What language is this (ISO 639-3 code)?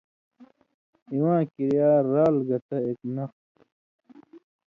mvy